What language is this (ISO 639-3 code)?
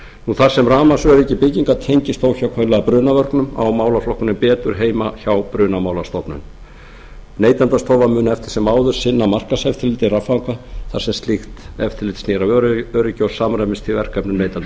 isl